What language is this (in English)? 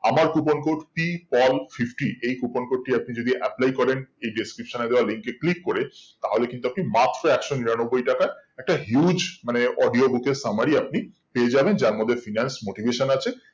Bangla